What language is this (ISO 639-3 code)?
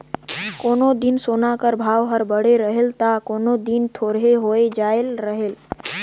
hne